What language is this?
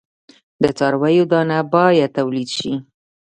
Pashto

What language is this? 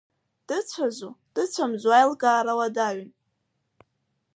Abkhazian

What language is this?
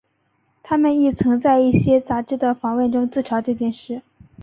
Chinese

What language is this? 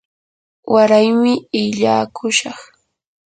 Yanahuanca Pasco Quechua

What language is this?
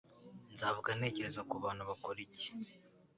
Kinyarwanda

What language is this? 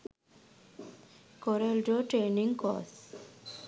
Sinhala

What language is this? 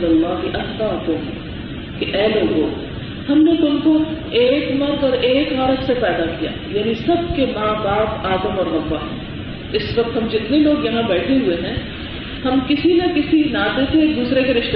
Urdu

